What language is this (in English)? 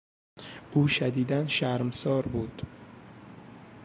Persian